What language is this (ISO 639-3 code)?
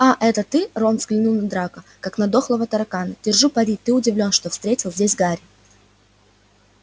rus